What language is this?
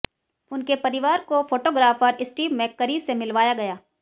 Hindi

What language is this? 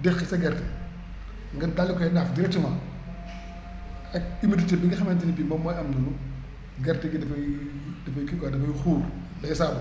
Wolof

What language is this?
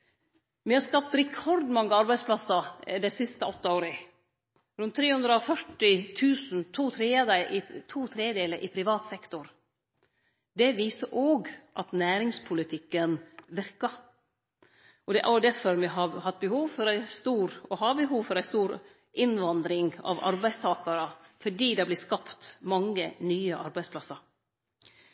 Norwegian Nynorsk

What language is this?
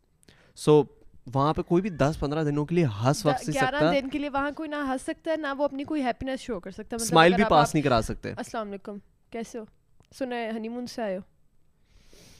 Urdu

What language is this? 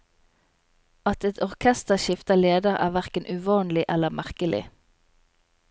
Norwegian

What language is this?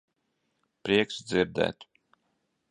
Latvian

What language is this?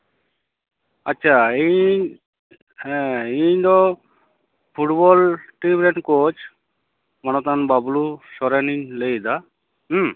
Santali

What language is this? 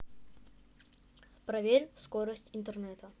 Russian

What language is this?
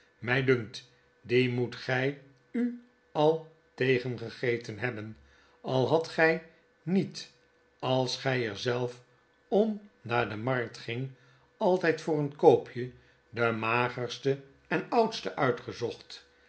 Dutch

